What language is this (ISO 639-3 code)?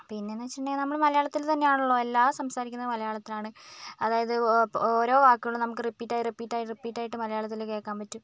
mal